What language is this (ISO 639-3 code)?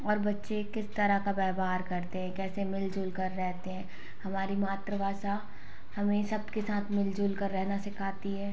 hin